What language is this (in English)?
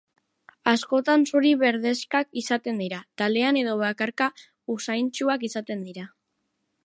Basque